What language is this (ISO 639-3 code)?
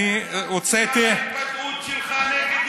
heb